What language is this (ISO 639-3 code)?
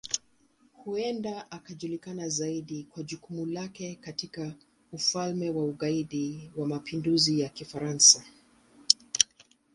swa